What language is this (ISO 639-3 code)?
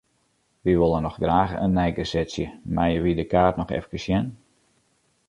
fry